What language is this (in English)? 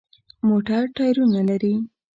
Pashto